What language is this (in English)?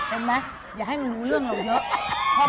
Thai